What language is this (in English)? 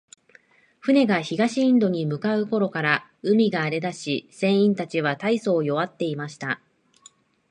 Japanese